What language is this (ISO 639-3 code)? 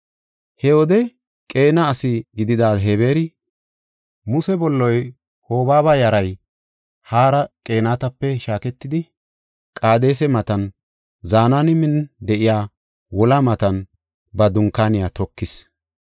gof